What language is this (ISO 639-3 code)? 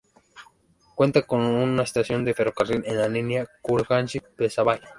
spa